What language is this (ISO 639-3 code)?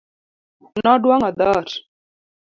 luo